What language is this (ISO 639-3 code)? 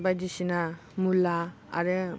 brx